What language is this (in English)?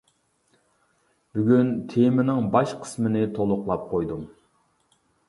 Uyghur